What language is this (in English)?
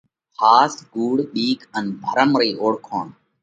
Parkari Koli